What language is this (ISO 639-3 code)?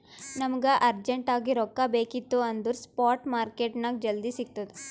kan